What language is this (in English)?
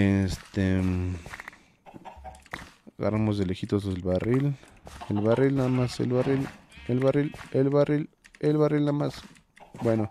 Spanish